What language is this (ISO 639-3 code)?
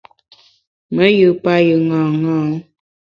bax